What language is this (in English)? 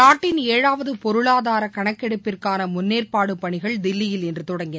Tamil